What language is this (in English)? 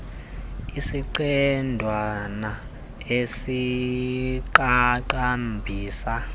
Xhosa